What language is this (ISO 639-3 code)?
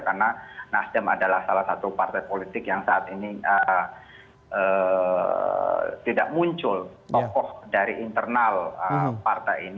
ind